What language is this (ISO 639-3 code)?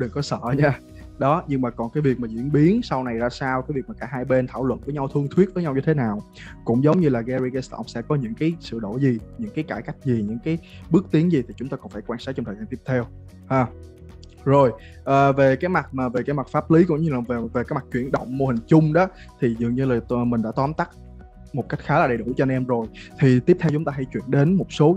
vie